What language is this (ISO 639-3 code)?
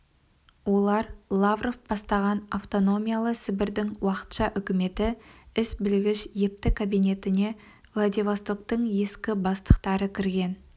kaz